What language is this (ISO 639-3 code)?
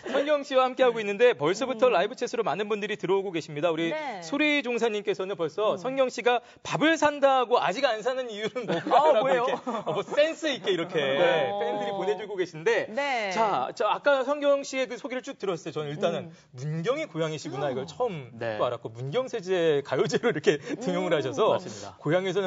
kor